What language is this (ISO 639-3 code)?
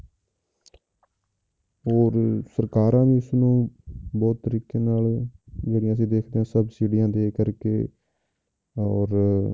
pan